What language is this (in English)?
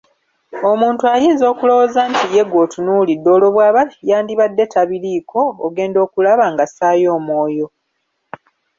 Ganda